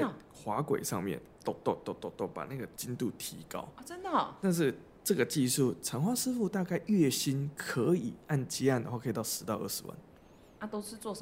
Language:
Chinese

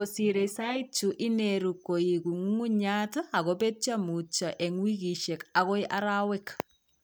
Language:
Kalenjin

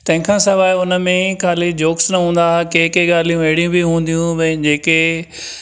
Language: Sindhi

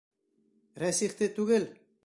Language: Bashkir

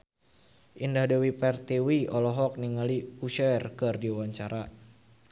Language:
Sundanese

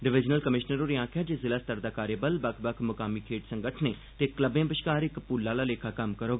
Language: Dogri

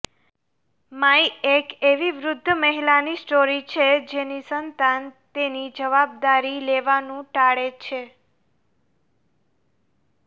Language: Gujarati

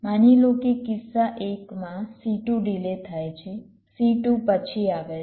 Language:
Gujarati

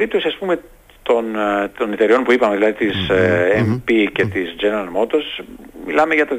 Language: Greek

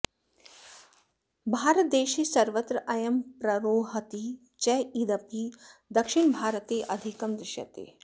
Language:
Sanskrit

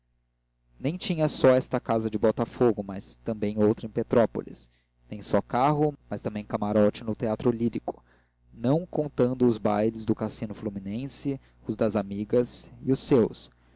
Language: Portuguese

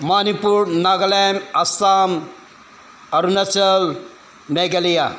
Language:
Manipuri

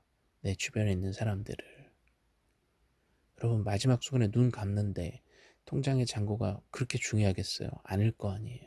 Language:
Korean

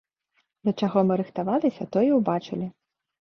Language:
Belarusian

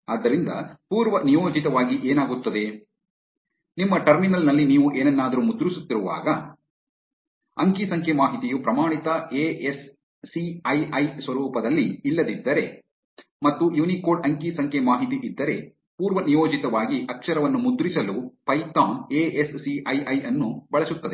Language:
Kannada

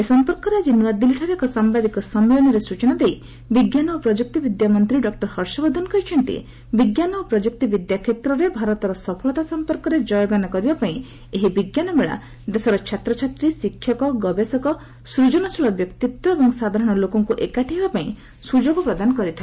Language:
Odia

